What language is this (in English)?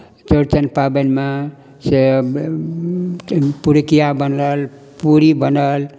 Maithili